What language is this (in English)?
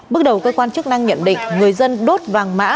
Vietnamese